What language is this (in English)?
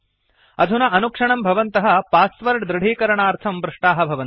Sanskrit